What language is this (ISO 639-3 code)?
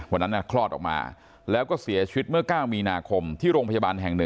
tha